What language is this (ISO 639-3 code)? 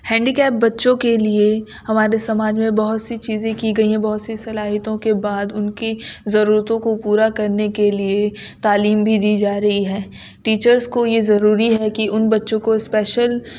urd